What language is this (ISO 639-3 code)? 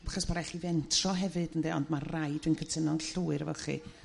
cym